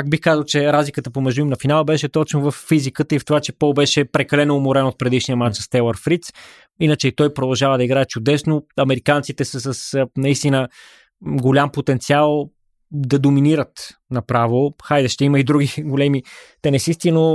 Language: Bulgarian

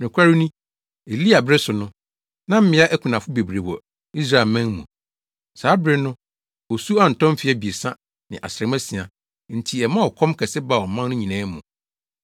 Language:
Akan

